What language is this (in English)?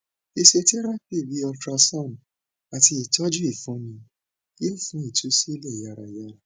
Yoruba